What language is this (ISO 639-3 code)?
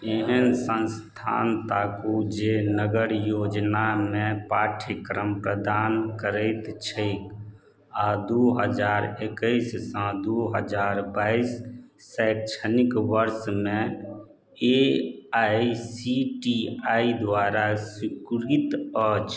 mai